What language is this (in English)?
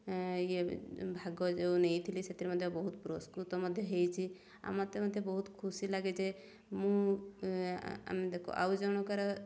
Odia